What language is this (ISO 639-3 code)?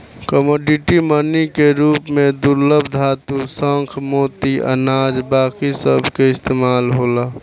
bho